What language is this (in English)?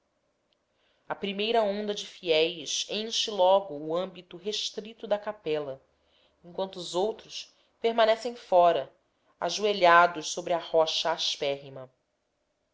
Portuguese